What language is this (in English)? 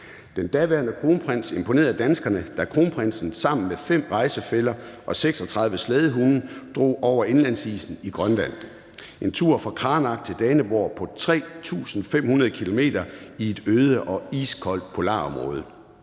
Danish